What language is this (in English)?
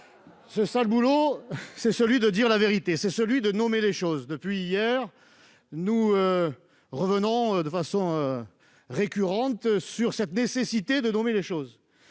French